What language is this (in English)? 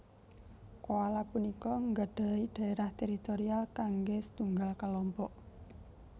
Javanese